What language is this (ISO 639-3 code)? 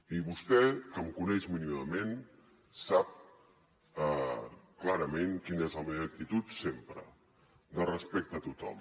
cat